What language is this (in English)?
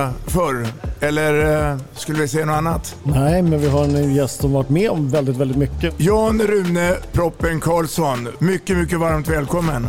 Swedish